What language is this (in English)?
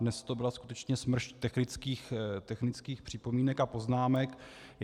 Czech